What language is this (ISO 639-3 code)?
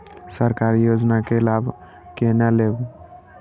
mai